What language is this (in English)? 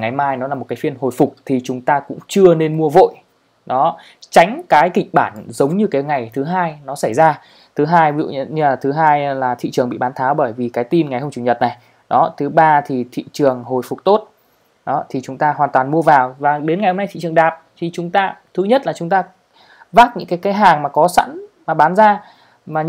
Vietnamese